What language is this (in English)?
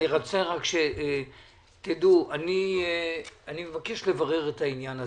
Hebrew